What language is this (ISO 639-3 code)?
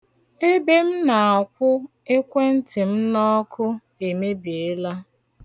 ibo